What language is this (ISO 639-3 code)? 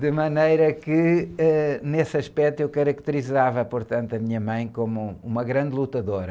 por